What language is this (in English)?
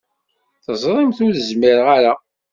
Kabyle